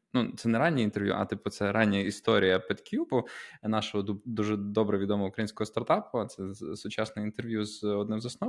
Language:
Ukrainian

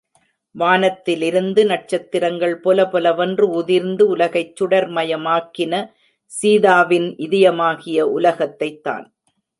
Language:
Tamil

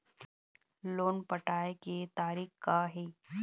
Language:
Chhattisgarhi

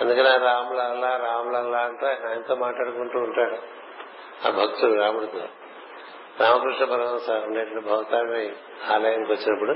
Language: Telugu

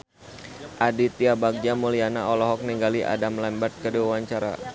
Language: Sundanese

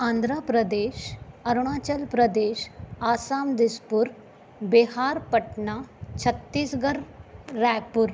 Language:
Sindhi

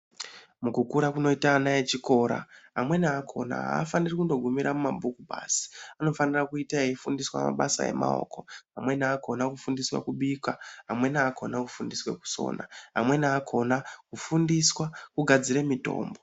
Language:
Ndau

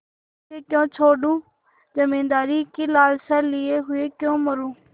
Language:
Hindi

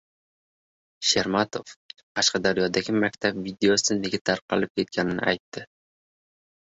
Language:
Uzbek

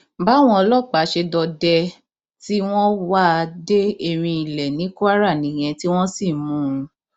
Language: Yoruba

